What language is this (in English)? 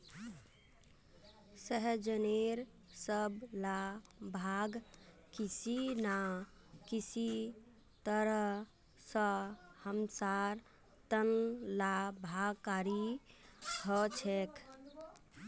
Magahi